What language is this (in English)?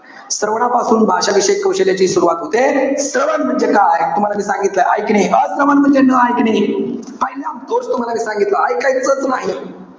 Marathi